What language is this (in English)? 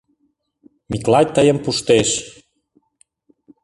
Mari